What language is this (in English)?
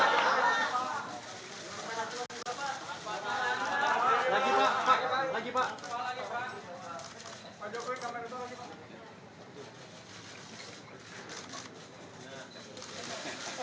Indonesian